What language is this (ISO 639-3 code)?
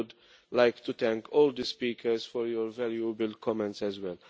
eng